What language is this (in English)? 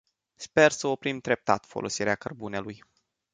Romanian